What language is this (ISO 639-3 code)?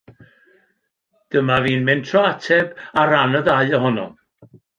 cym